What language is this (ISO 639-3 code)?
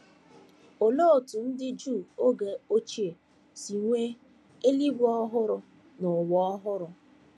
ibo